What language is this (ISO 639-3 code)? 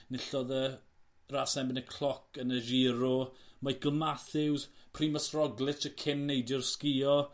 cym